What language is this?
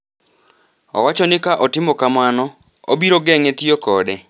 Luo (Kenya and Tanzania)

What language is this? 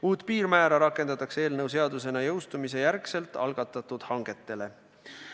Estonian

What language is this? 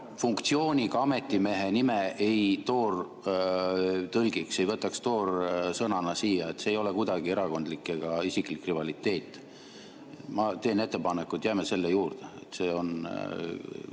Estonian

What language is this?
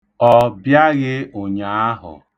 Igbo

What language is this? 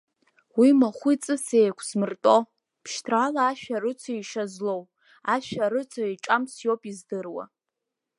Abkhazian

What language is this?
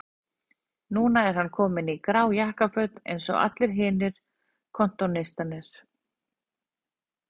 Icelandic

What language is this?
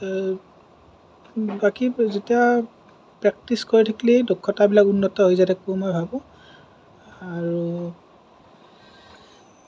Assamese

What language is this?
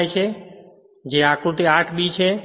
Gujarati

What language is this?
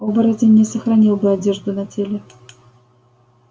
Russian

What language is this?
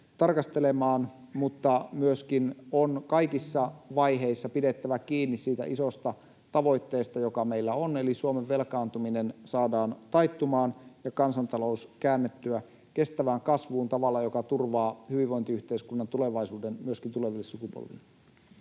Finnish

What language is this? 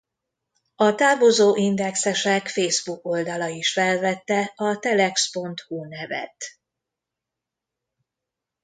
Hungarian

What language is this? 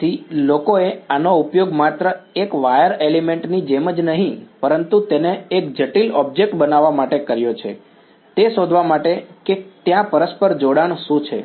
Gujarati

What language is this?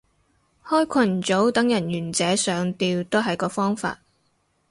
Cantonese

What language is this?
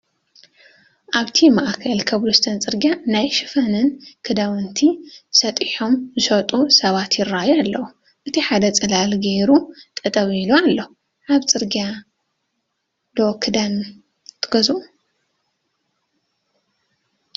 Tigrinya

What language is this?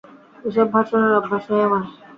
Bangla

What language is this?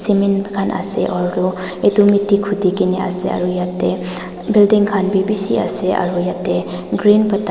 Naga Pidgin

